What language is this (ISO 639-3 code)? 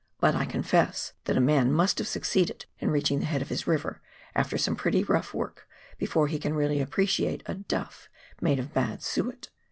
eng